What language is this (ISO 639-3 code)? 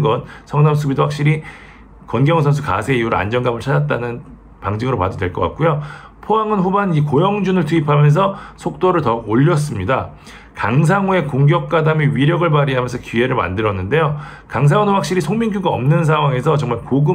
kor